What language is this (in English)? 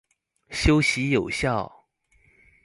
Chinese